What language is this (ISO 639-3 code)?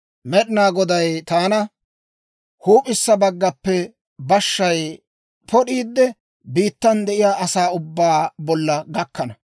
dwr